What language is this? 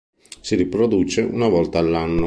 Italian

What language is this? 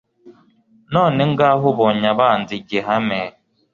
Kinyarwanda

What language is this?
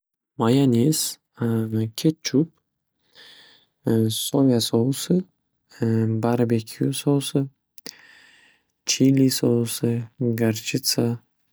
Uzbek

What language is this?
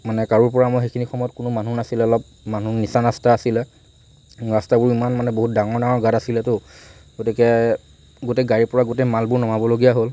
Assamese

